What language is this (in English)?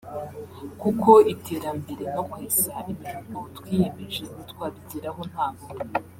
Kinyarwanda